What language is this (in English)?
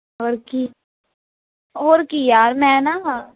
Punjabi